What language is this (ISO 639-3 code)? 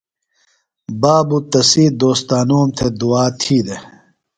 phl